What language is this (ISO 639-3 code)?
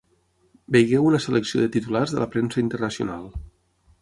cat